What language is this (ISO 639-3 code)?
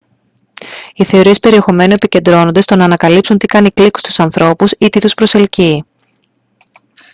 ell